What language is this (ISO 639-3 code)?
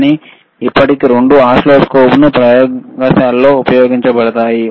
tel